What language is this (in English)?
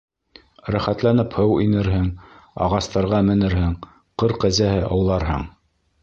Bashkir